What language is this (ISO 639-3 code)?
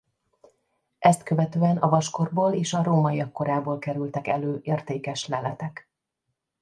hun